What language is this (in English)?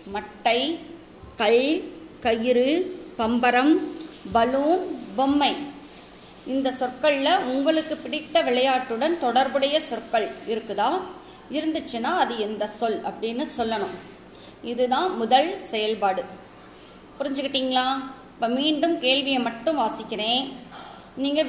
Tamil